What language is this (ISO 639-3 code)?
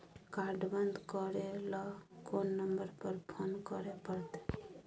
mai